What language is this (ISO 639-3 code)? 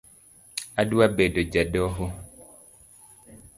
luo